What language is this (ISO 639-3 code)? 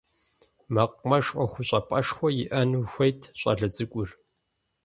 kbd